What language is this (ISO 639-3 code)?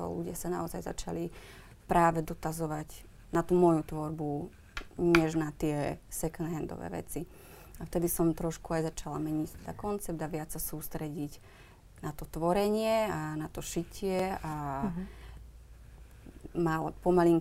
slk